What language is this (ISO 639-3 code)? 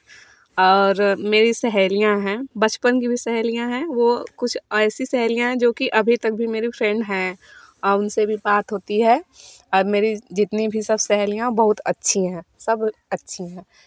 hin